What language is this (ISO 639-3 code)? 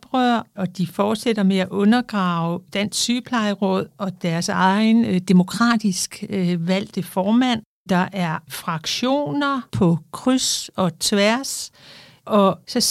dan